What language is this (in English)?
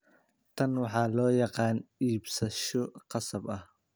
Somali